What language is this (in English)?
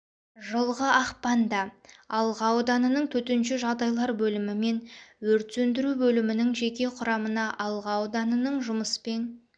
Kazakh